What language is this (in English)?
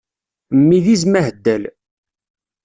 Kabyle